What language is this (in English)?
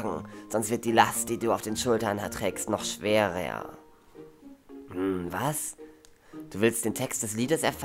German